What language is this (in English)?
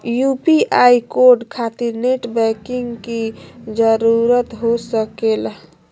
Magahi